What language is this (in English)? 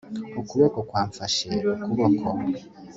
Kinyarwanda